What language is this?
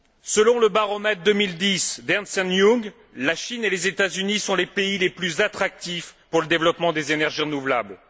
French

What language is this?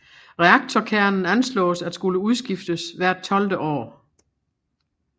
Danish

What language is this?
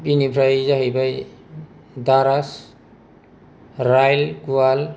Bodo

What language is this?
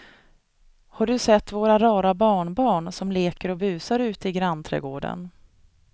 Swedish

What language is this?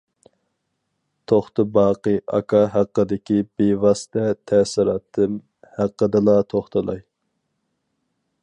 Uyghur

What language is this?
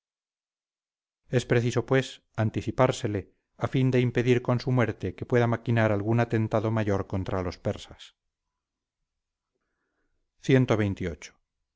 Spanish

